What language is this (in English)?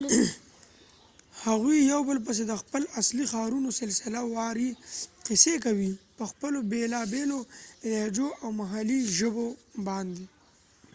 Pashto